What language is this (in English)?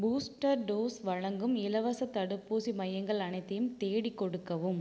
Tamil